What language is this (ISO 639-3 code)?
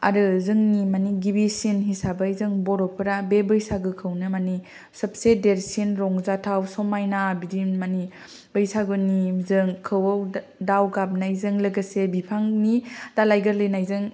brx